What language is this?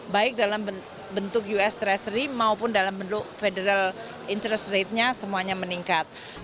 Indonesian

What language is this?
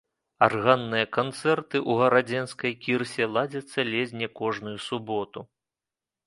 Belarusian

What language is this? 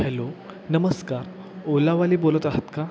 Marathi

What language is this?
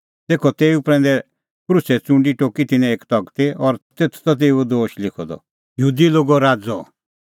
Kullu Pahari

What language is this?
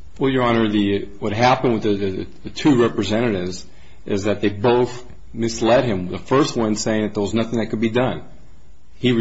English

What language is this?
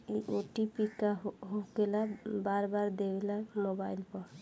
Bhojpuri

